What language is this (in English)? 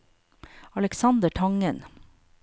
Norwegian